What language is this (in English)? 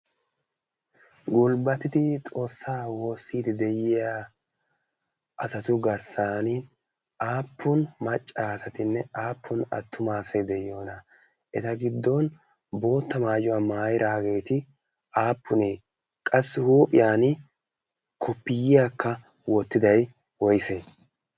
Wolaytta